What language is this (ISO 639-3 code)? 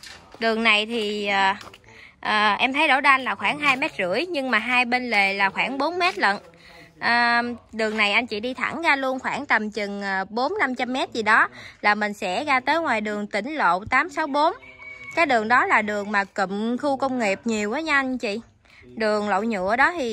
vie